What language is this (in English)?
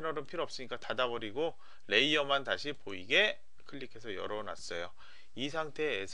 Korean